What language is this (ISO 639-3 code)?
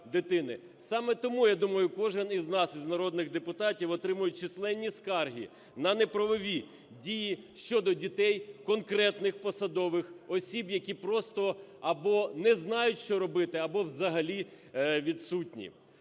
ukr